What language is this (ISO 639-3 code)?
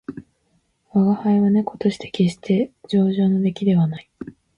jpn